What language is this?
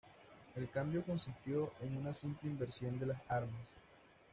Spanish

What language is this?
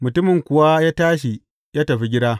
Hausa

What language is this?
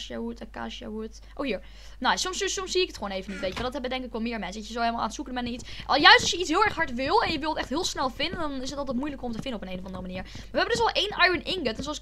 Dutch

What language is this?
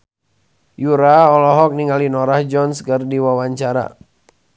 Sundanese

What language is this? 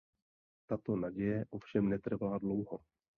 Czech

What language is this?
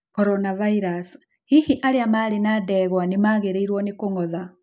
Kikuyu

